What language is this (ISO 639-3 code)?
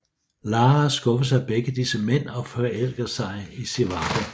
dan